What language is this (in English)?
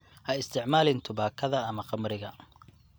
Somali